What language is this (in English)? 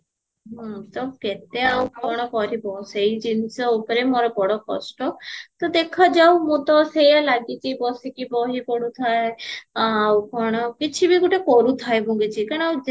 Odia